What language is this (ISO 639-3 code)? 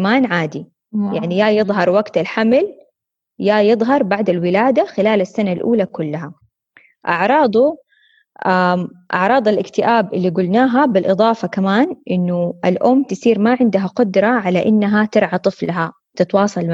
ara